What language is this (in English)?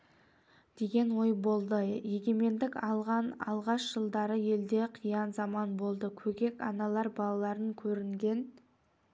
Kazakh